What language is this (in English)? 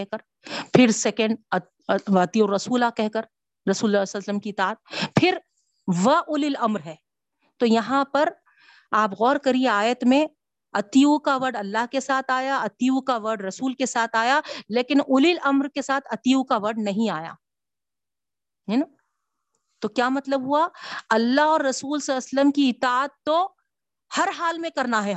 Urdu